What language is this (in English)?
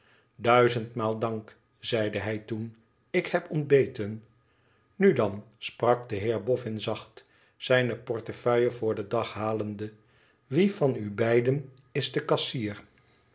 Dutch